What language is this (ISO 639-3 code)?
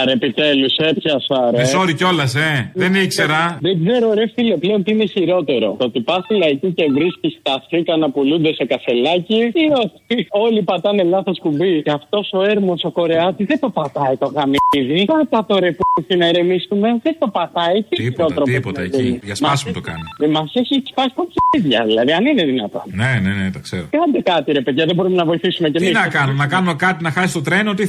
ell